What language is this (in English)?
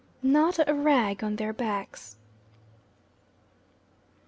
English